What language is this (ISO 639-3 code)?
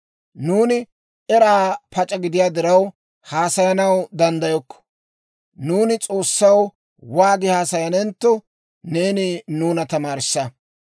dwr